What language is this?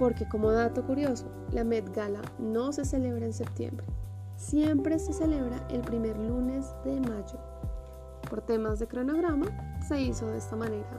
Spanish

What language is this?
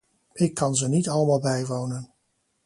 Dutch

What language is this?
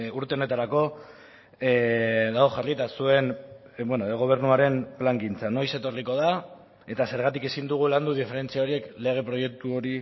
Basque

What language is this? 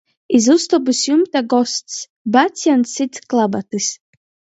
Latgalian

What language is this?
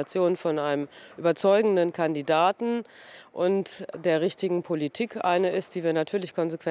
German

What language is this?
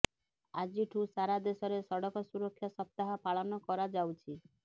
Odia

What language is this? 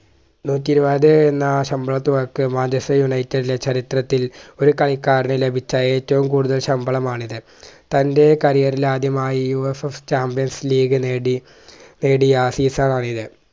Malayalam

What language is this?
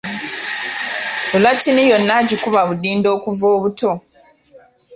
Ganda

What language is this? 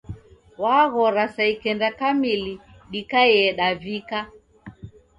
Taita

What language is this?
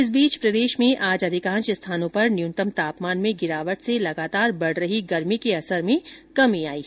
Hindi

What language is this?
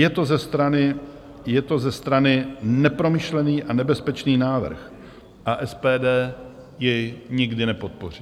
Czech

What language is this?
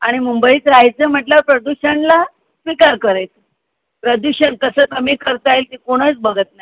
Marathi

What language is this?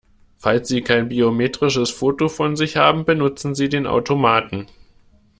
German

